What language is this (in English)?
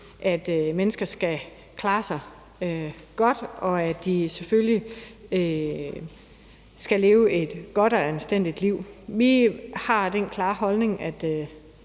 Danish